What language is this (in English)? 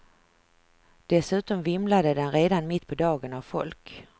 Swedish